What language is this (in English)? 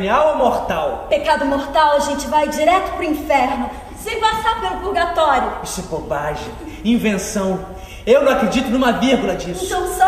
Portuguese